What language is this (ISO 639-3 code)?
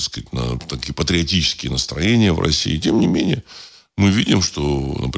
rus